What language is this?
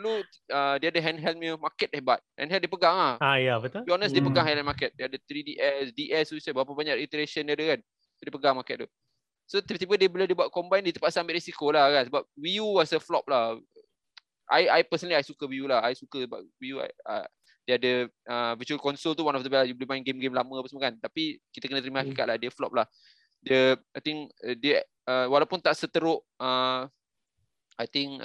Malay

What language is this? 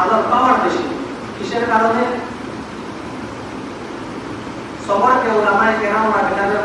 Indonesian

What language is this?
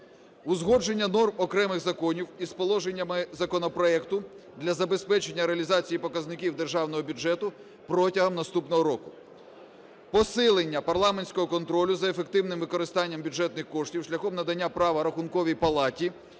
Ukrainian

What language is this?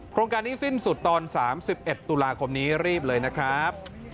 Thai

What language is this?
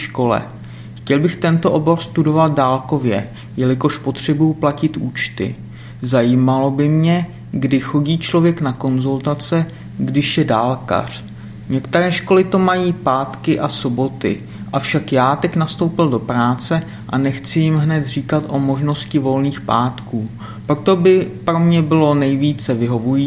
Czech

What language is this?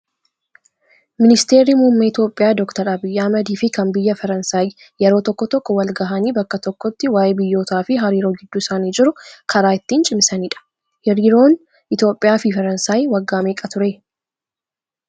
Oromo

